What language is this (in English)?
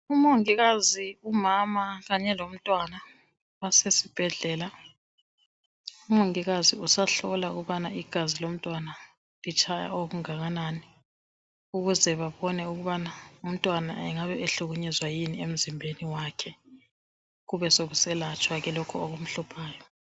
North Ndebele